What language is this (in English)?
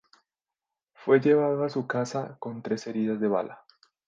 Spanish